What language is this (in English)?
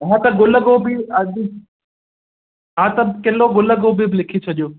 Sindhi